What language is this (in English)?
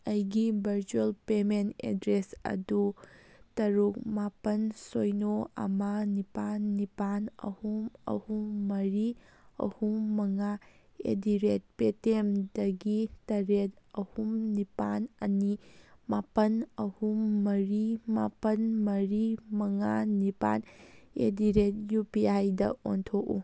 Manipuri